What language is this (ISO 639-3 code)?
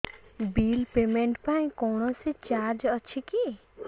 ori